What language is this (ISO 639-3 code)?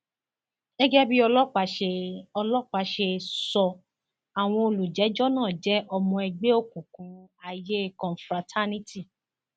yor